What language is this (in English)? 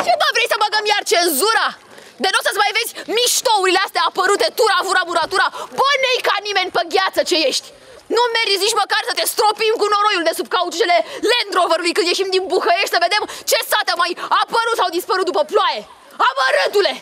Romanian